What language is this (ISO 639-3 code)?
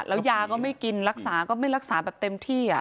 tha